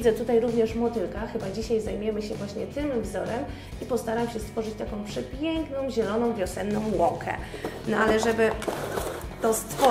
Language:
Polish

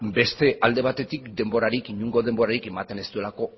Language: Basque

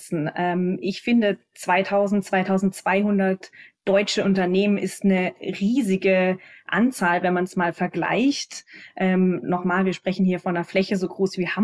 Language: German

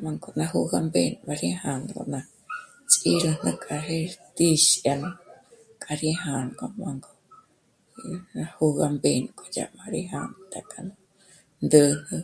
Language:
Michoacán Mazahua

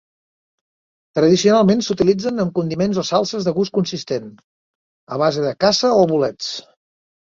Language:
Catalan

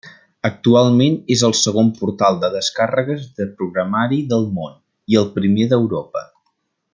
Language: Catalan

